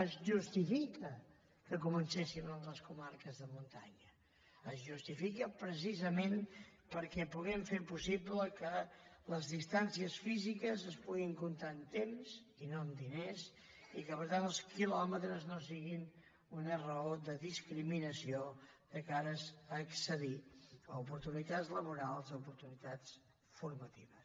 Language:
Catalan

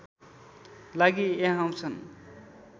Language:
Nepali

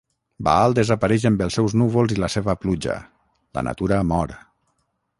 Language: Catalan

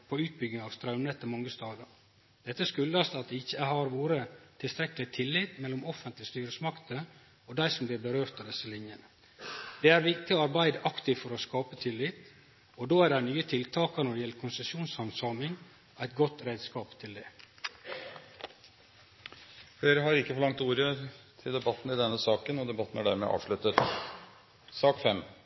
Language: Norwegian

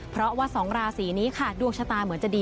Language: Thai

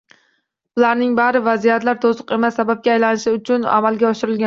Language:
Uzbek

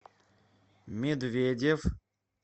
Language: Russian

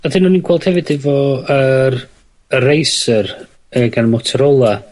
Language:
Welsh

